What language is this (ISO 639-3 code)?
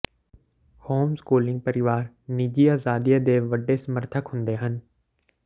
pan